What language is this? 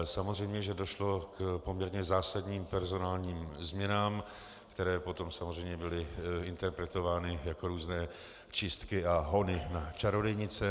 Czech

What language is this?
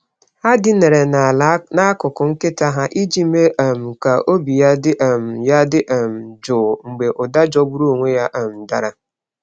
Igbo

